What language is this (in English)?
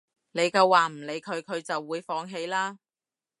Cantonese